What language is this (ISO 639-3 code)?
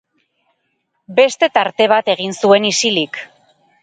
eus